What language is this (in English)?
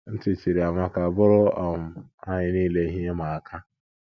Igbo